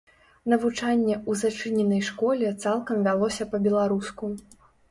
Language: Belarusian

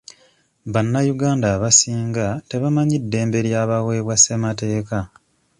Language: Ganda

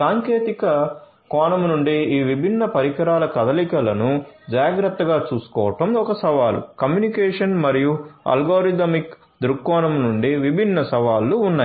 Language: Telugu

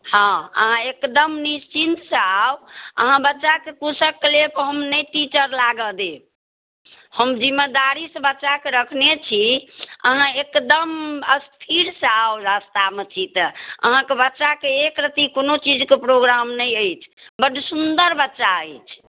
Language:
Maithili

